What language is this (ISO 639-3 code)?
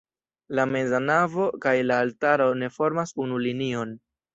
epo